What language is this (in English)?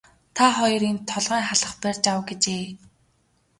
Mongolian